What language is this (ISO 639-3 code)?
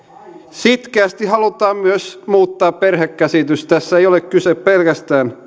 fin